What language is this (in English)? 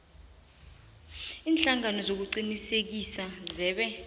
South Ndebele